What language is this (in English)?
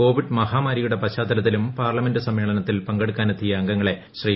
Malayalam